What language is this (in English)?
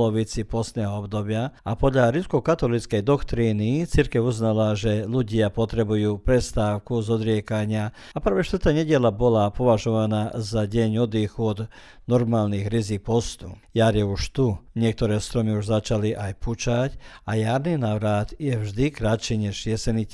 Croatian